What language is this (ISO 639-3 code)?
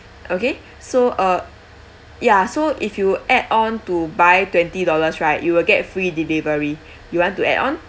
eng